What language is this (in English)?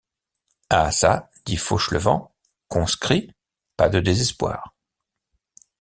French